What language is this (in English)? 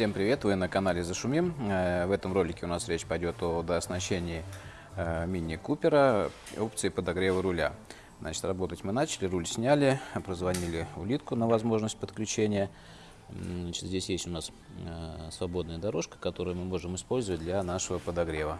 Russian